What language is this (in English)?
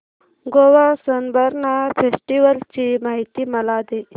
Marathi